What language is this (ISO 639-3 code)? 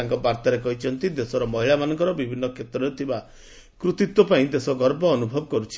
ori